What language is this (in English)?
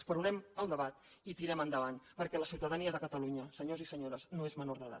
Catalan